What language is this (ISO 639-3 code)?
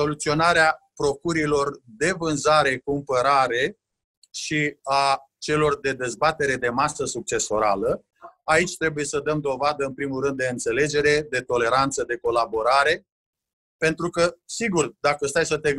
ron